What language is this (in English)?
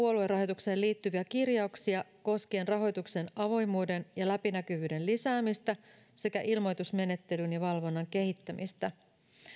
Finnish